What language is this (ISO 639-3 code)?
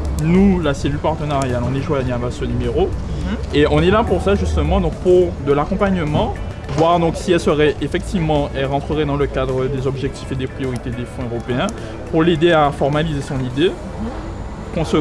fra